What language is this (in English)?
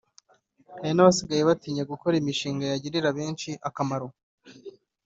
Kinyarwanda